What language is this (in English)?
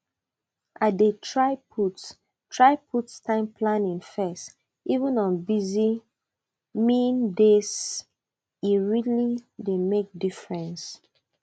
Nigerian Pidgin